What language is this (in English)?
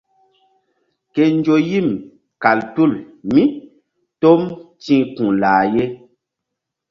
Mbum